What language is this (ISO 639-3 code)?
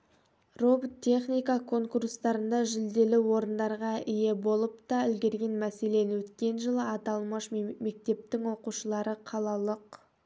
kaz